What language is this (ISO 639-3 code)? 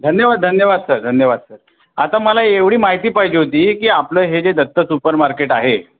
mar